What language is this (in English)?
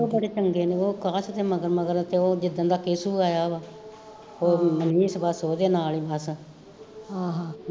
Punjabi